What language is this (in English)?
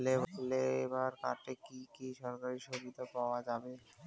Bangla